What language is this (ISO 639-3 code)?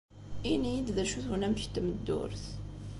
kab